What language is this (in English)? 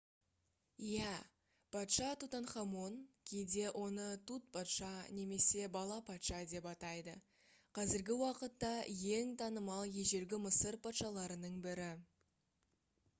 Kazakh